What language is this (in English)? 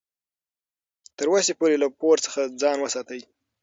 Pashto